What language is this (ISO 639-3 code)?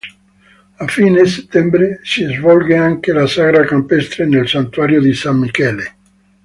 ita